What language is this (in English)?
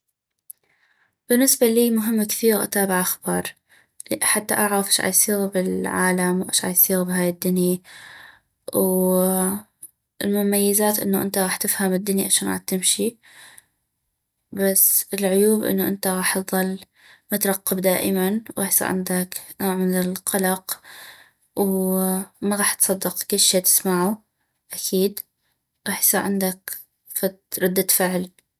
North Mesopotamian Arabic